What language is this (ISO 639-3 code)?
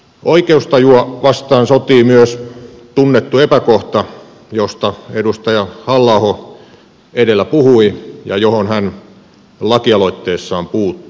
fin